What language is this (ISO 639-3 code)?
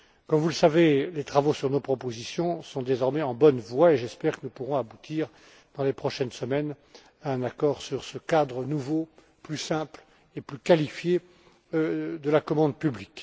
fra